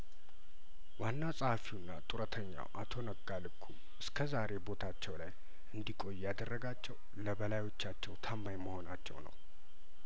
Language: Amharic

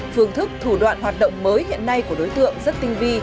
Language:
Vietnamese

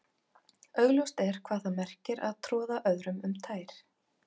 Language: Icelandic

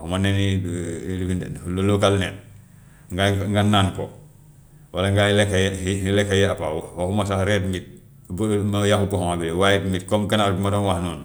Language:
Gambian Wolof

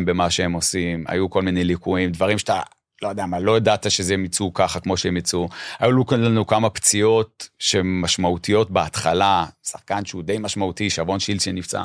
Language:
Hebrew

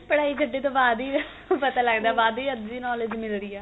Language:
Punjabi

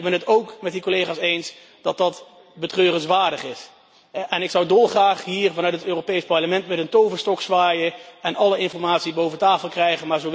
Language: Dutch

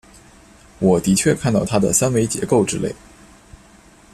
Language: Chinese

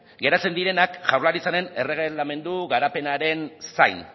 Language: Basque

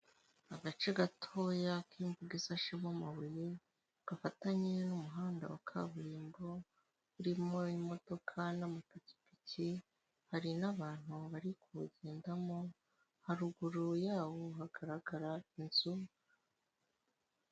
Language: Kinyarwanda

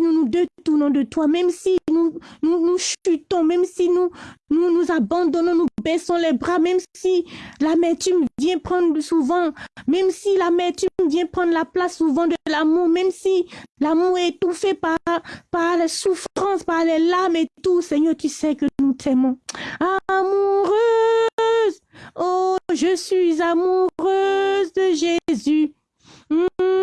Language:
French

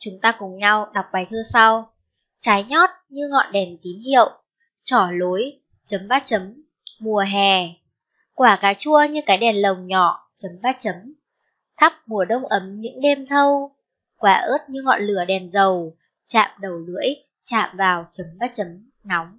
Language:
Vietnamese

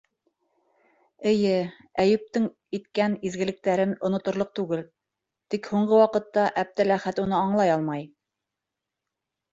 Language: Bashkir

